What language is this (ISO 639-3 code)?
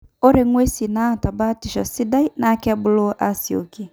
mas